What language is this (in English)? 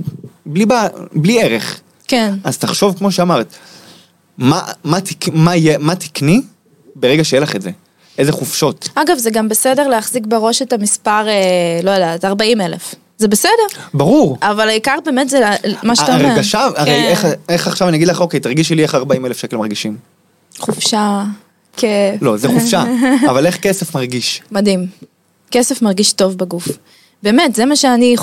Hebrew